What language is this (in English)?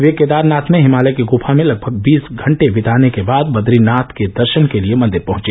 Hindi